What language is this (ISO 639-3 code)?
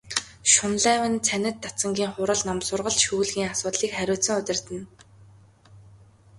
mon